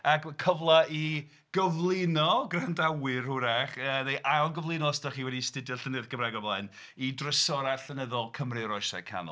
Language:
Welsh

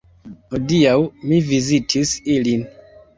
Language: Esperanto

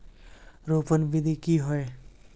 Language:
Magahi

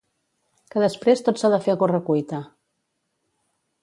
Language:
Catalan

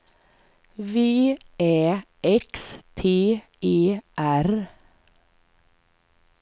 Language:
Swedish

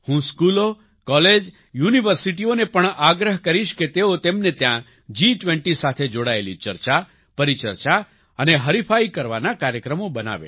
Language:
Gujarati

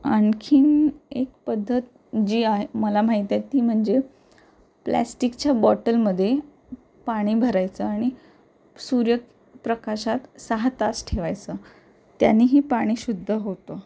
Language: Marathi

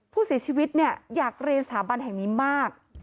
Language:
Thai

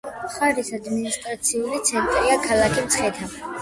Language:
Georgian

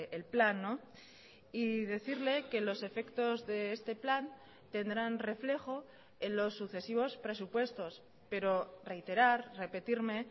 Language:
Spanish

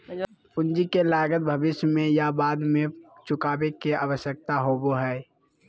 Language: Magahi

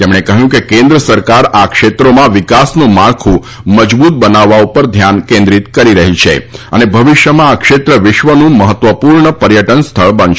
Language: Gujarati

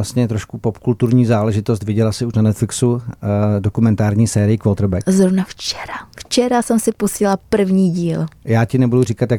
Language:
Czech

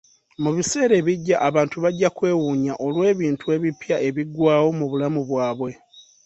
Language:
Ganda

